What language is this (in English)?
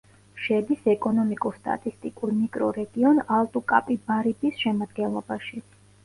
Georgian